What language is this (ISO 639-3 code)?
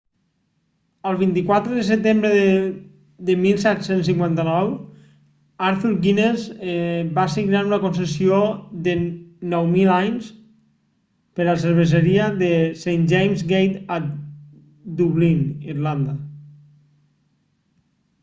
cat